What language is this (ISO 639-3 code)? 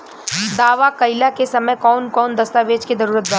bho